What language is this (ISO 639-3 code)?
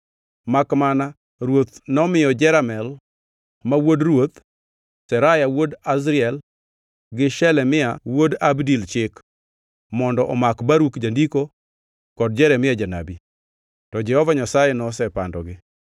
luo